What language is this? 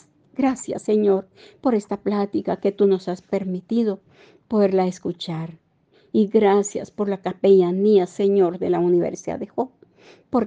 Spanish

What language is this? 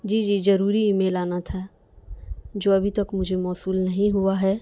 Urdu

